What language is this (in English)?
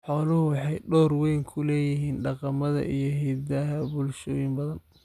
Somali